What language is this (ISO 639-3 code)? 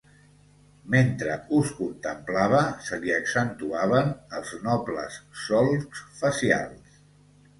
cat